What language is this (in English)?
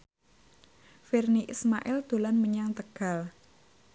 Javanese